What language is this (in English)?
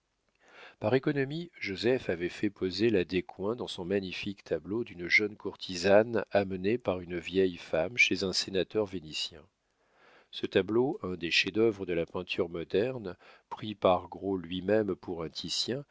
French